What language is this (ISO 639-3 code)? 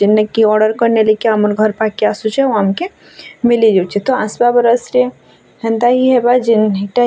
ori